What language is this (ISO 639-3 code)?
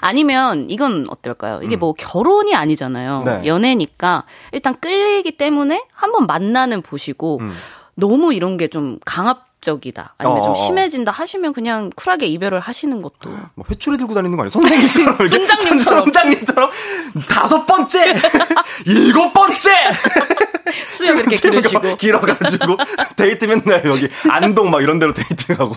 kor